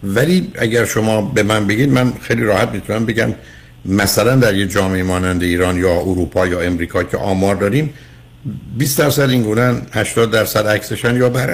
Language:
Persian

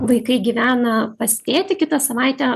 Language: Lithuanian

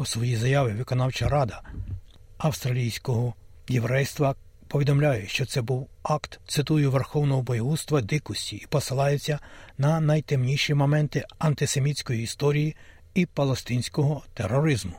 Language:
Ukrainian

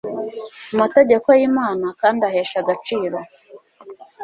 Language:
Kinyarwanda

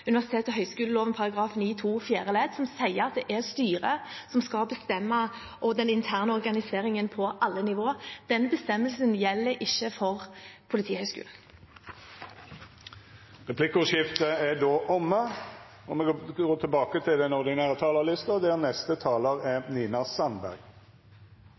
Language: Norwegian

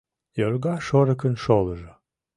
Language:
Mari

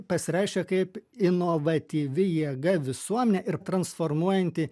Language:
Lithuanian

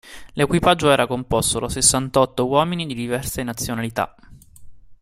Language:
Italian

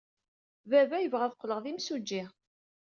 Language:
Kabyle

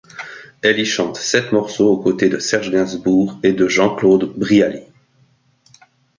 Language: French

